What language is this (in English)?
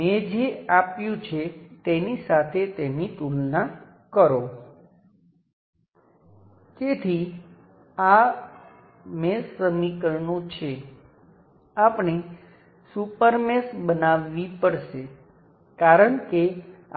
Gujarati